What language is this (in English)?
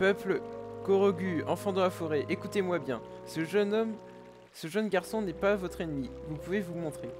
French